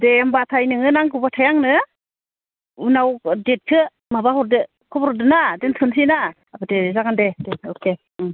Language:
Bodo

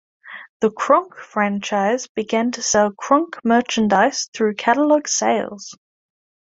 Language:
English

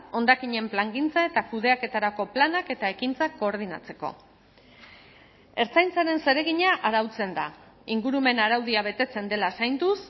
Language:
Basque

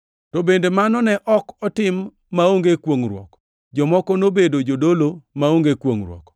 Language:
Luo (Kenya and Tanzania)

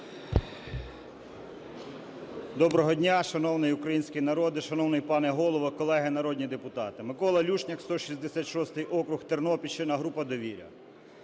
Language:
Ukrainian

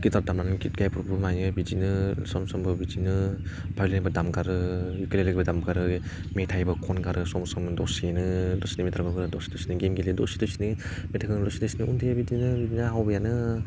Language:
Bodo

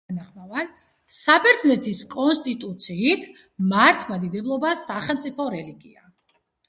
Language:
Georgian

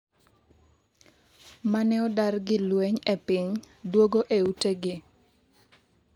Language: Luo (Kenya and Tanzania)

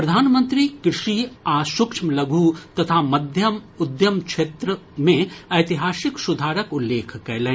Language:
Maithili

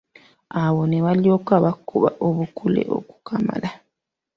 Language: Ganda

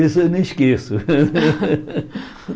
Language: Portuguese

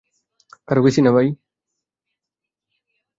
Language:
Bangla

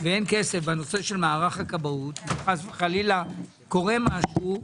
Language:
Hebrew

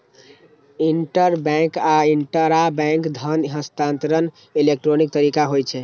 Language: Maithili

